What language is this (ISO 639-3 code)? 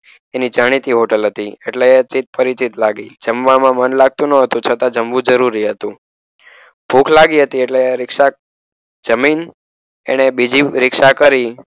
guj